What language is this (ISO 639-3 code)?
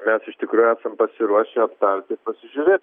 lit